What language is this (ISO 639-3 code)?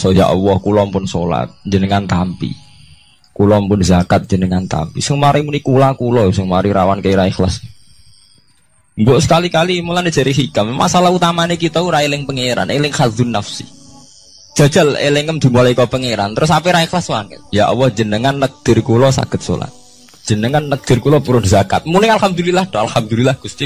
ind